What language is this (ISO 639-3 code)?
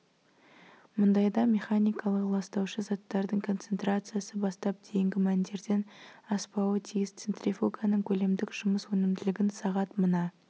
kaz